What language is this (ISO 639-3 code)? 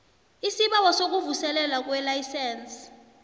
nbl